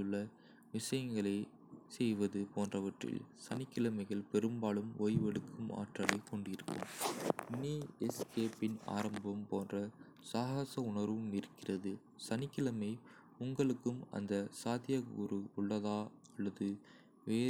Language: Kota (India)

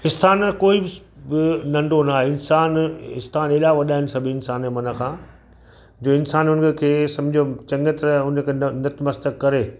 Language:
Sindhi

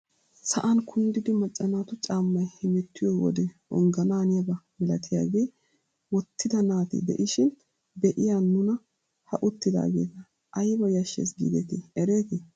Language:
Wolaytta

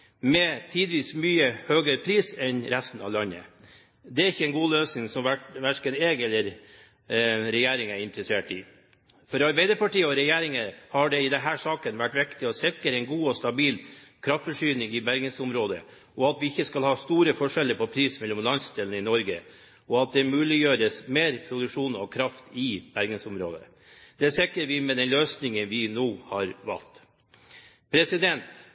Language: Norwegian Bokmål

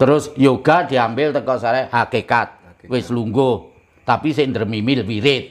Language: Indonesian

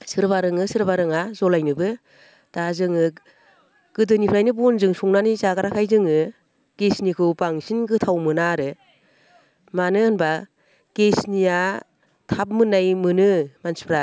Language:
Bodo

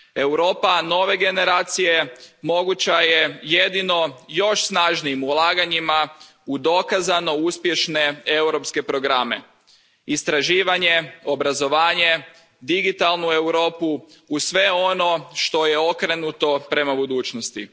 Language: Croatian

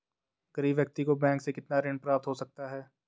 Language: Hindi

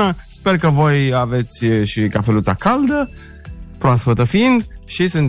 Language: Romanian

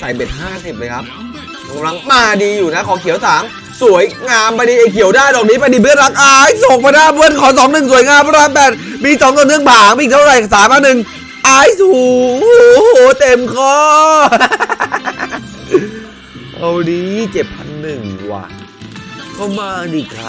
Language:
Thai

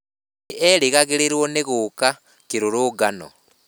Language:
Kikuyu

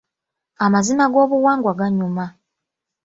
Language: Ganda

